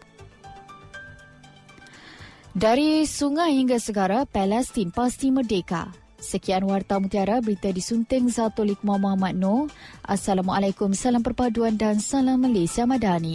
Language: Malay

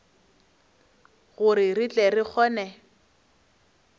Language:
Northern Sotho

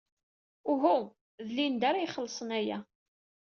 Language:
Kabyle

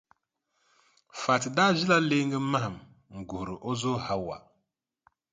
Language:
Dagbani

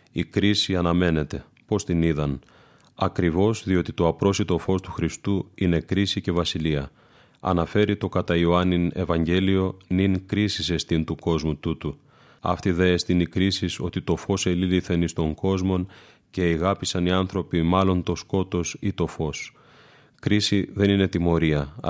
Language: Greek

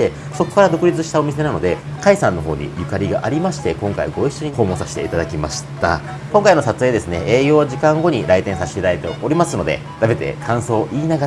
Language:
Japanese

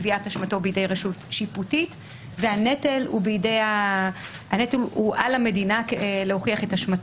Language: Hebrew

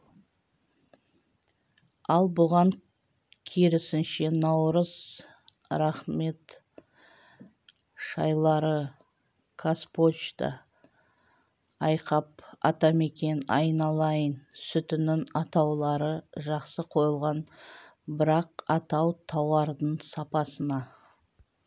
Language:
Kazakh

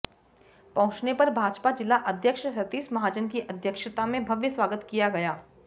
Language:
Hindi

